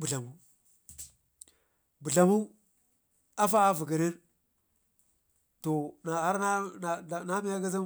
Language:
Ngizim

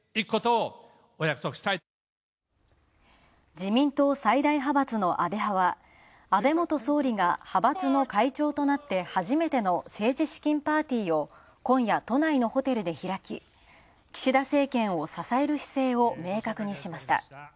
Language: Japanese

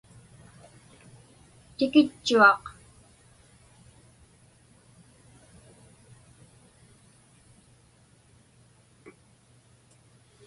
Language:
Inupiaq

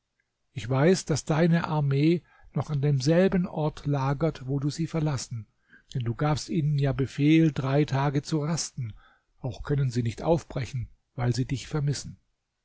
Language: German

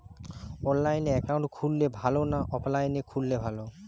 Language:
Bangla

